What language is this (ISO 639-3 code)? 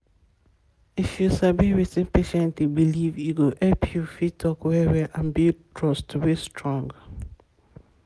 pcm